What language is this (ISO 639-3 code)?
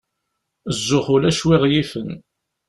kab